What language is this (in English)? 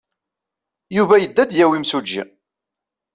Kabyle